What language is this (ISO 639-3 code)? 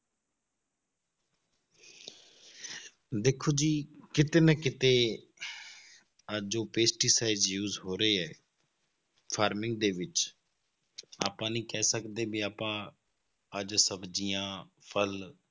pan